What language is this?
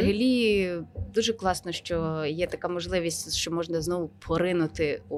Ukrainian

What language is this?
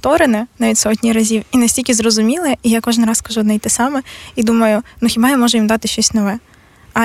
Ukrainian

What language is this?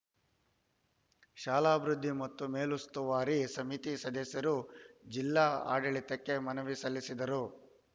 Kannada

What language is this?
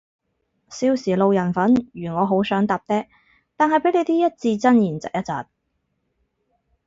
Cantonese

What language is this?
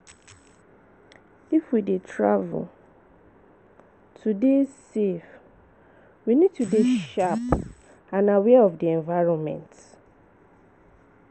Nigerian Pidgin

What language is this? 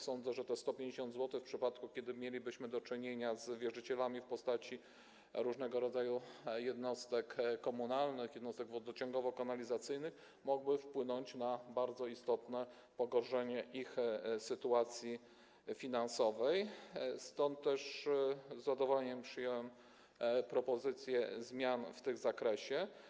Polish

